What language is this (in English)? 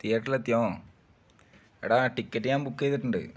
Malayalam